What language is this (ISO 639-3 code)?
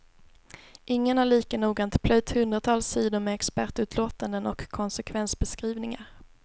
swe